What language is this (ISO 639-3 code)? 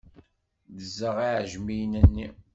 kab